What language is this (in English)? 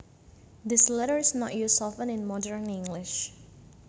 Javanese